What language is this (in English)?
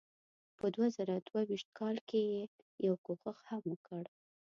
Pashto